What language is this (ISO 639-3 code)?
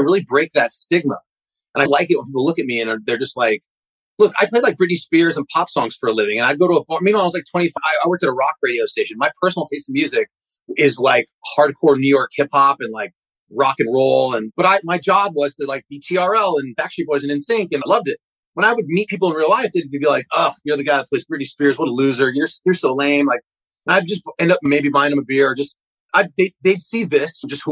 eng